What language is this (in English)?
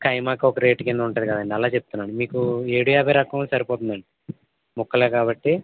Telugu